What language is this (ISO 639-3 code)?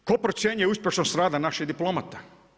hrv